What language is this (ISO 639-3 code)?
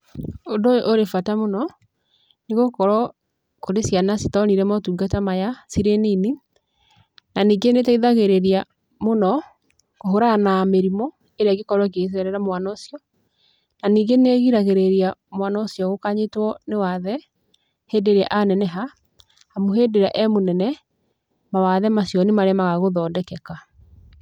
kik